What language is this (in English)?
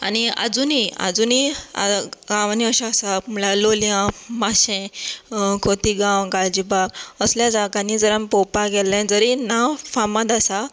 Konkani